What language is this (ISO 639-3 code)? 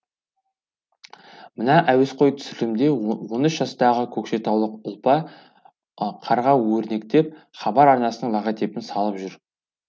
kaz